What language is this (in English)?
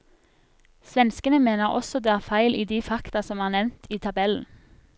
Norwegian